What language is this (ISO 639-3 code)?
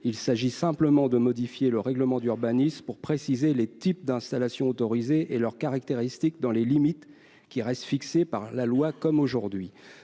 fra